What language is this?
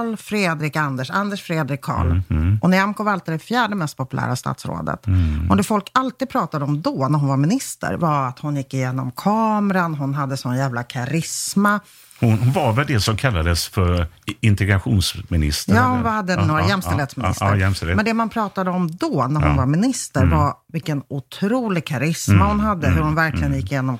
Swedish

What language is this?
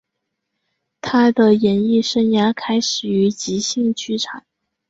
Chinese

